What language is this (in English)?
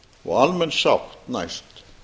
Icelandic